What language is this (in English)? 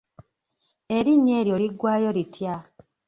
Ganda